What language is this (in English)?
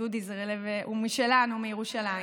Hebrew